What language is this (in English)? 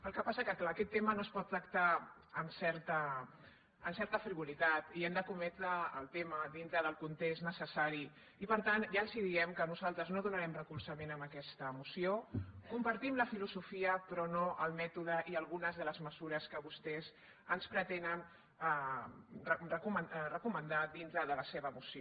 Catalan